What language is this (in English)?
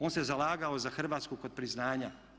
Croatian